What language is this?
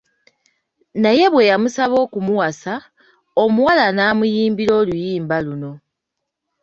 Ganda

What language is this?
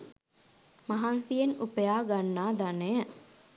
Sinhala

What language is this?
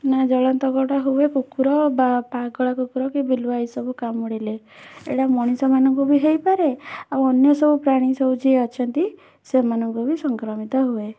Odia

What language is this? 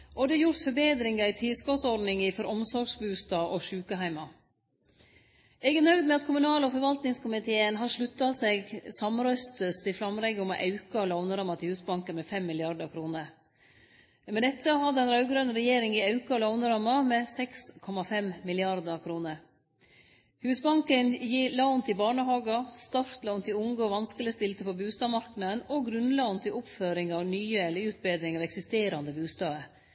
Norwegian Nynorsk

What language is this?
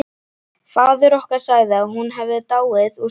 Icelandic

